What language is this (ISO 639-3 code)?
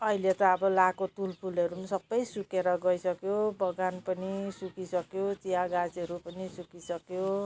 nep